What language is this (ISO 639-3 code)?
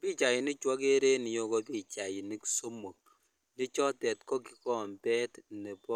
kln